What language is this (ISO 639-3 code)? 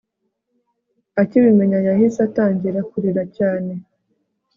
kin